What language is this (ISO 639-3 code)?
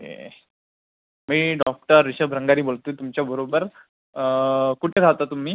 mar